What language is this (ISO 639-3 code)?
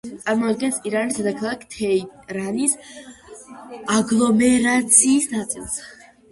kat